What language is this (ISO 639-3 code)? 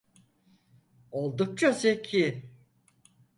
tur